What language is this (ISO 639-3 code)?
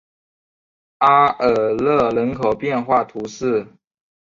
zho